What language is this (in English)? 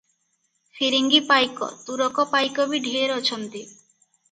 Odia